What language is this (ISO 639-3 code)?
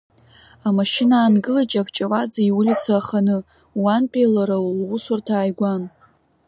abk